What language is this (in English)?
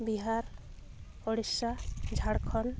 Santali